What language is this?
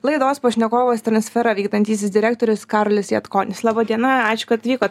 Lithuanian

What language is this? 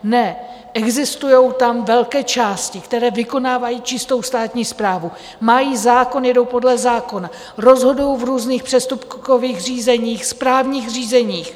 Czech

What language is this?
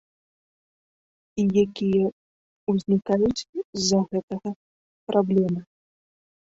Belarusian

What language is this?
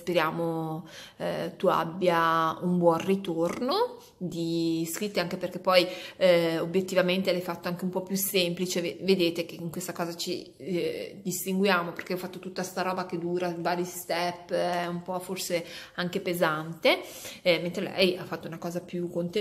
Italian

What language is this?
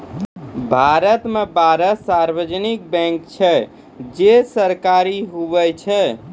Maithili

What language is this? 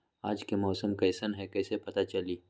Magahi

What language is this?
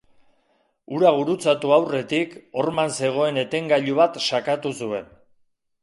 Basque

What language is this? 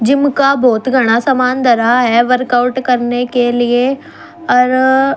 Haryanvi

